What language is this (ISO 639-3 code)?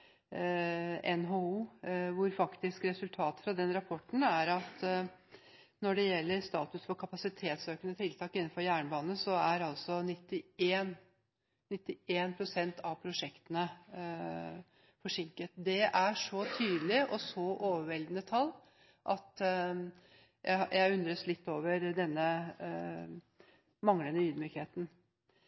nob